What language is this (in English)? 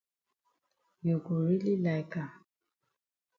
Cameroon Pidgin